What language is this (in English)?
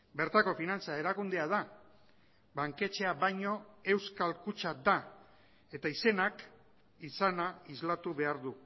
Basque